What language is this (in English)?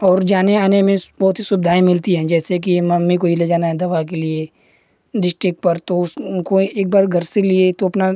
Hindi